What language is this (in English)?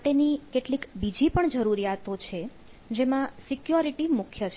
Gujarati